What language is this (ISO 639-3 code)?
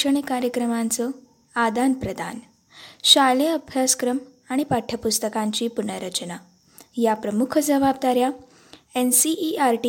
mar